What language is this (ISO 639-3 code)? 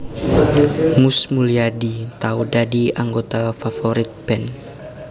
jav